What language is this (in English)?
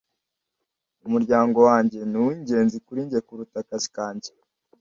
Kinyarwanda